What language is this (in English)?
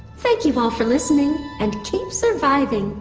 English